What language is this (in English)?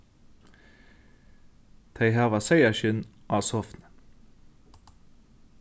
Faroese